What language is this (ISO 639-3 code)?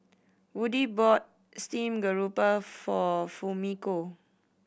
eng